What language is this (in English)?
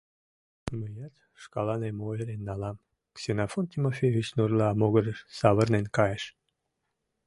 Mari